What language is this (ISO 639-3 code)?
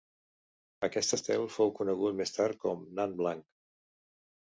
cat